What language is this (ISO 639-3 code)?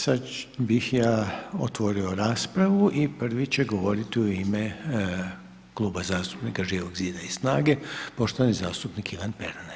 hrv